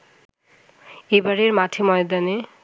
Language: Bangla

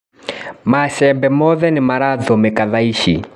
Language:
Kikuyu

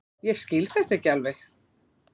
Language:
Icelandic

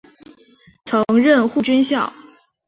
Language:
Chinese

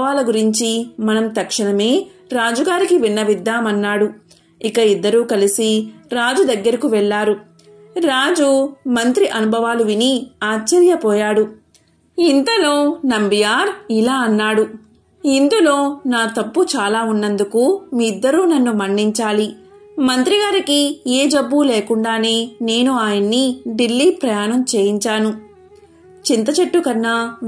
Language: Telugu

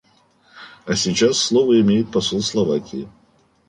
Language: Russian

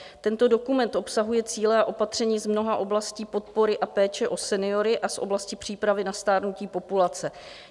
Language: Czech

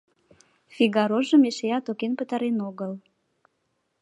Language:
Mari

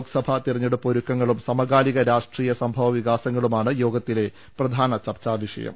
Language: Malayalam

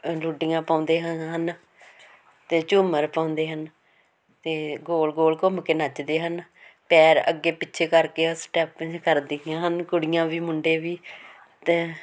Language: Punjabi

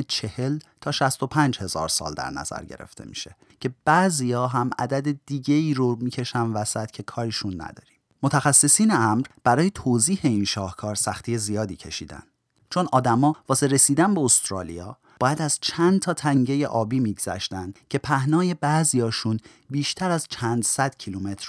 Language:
Persian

